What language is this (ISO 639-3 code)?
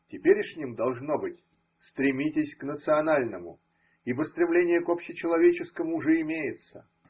rus